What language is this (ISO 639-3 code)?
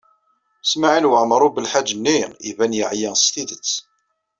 kab